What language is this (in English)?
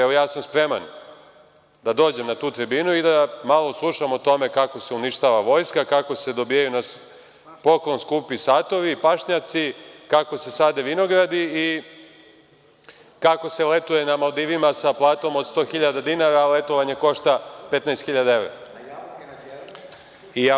Serbian